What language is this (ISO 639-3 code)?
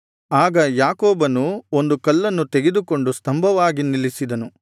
kan